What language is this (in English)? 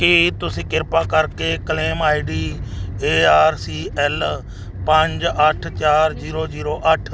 Punjabi